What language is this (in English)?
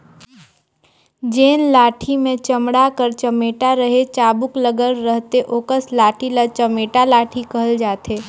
Chhattisgarhi